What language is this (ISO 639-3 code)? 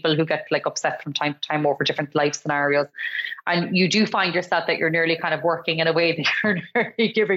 eng